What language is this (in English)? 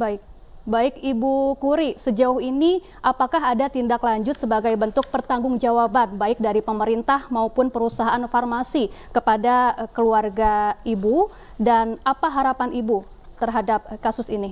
Indonesian